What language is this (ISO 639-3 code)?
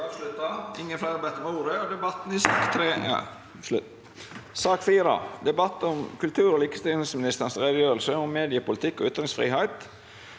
nor